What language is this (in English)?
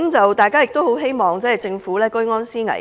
Cantonese